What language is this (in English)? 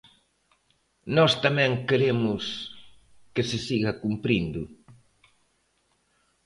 Galician